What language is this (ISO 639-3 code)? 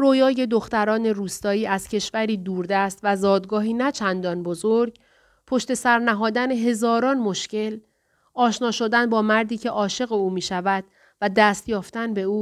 fas